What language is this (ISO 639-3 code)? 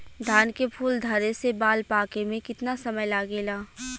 bho